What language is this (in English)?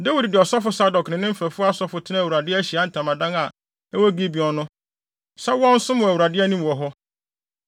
Akan